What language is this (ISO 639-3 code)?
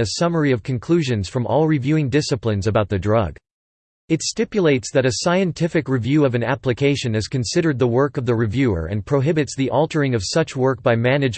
eng